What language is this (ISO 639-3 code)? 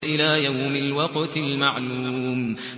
ara